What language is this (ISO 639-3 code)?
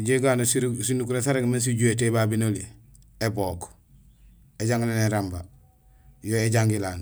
gsl